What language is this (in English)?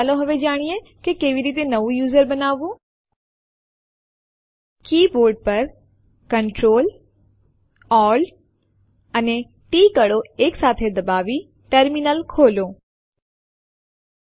Gujarati